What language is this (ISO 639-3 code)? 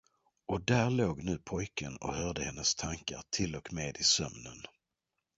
swe